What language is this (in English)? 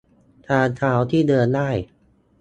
Thai